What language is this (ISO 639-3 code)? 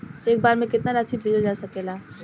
bho